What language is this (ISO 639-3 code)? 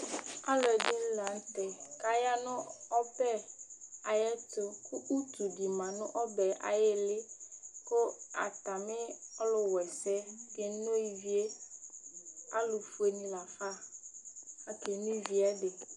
kpo